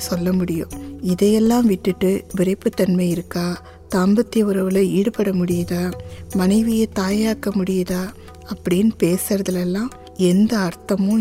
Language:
Tamil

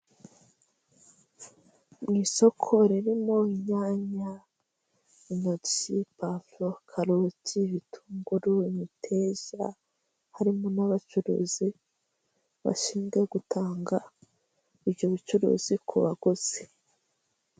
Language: Kinyarwanda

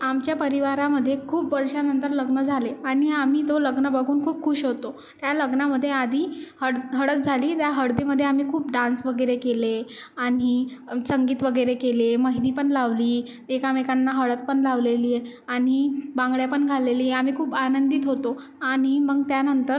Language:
Marathi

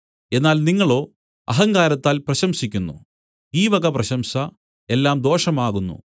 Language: Malayalam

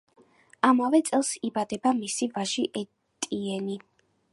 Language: Georgian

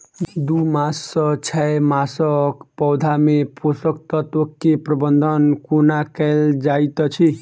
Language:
Maithili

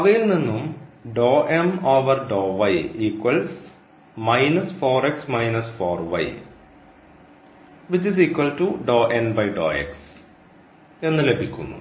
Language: Malayalam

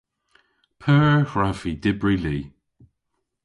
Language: Cornish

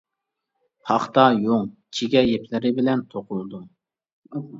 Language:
Uyghur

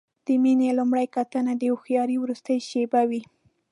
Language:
Pashto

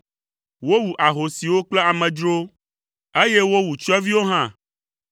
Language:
Ewe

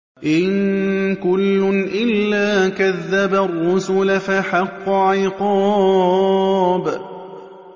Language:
Arabic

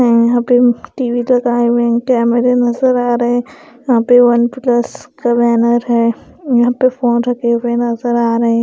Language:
Hindi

